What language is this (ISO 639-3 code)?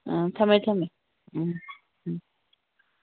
mni